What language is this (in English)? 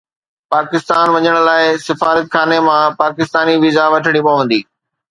Sindhi